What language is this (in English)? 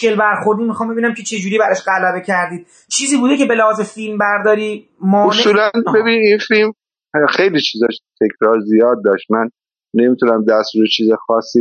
Persian